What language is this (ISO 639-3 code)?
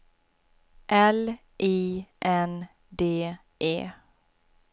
swe